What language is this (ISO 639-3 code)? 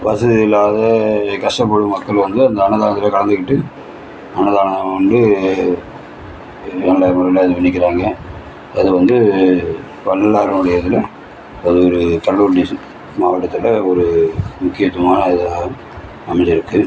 tam